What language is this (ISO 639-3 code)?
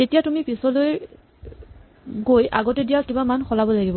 asm